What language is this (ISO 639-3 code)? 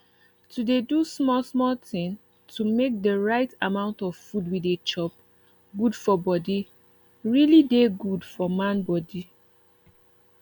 pcm